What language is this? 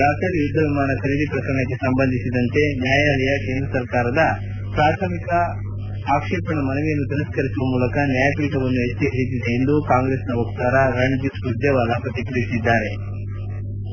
Kannada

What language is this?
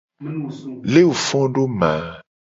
Gen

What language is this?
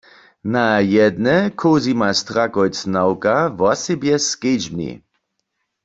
Upper Sorbian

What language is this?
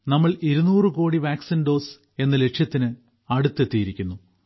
Malayalam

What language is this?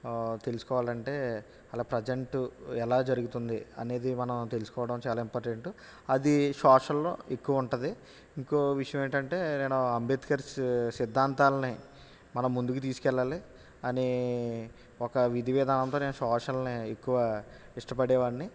Telugu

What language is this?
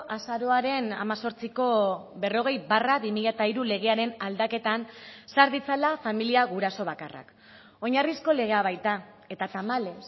Basque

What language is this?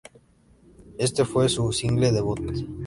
Spanish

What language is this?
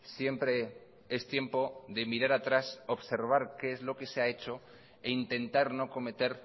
Spanish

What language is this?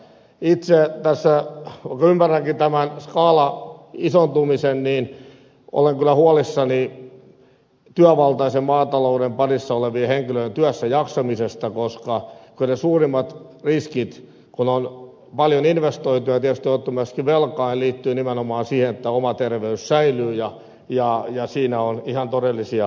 Finnish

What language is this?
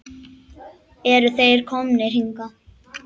Icelandic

